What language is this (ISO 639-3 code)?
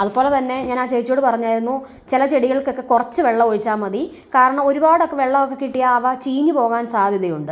mal